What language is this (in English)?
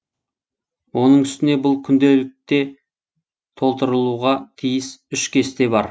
Kazakh